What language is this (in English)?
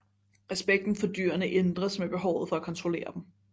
Danish